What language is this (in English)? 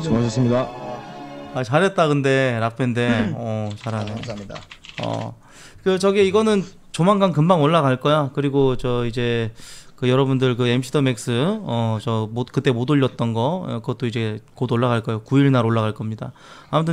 Korean